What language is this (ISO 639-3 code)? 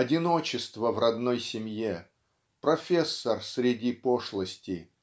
rus